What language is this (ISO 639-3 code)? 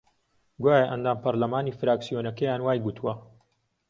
ckb